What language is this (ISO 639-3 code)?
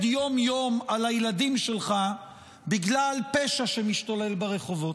heb